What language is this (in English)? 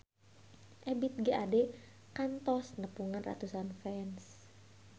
Sundanese